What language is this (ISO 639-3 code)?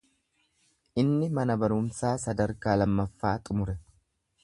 orm